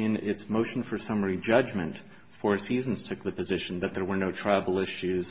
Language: English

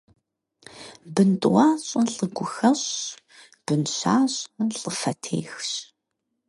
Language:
Kabardian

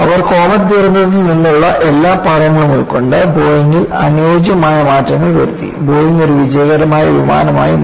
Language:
Malayalam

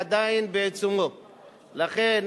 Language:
Hebrew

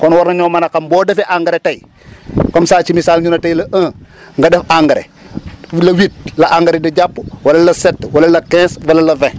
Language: Wolof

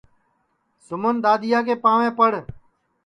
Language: Sansi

